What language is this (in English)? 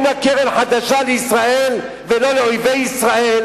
Hebrew